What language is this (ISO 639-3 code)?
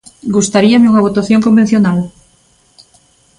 glg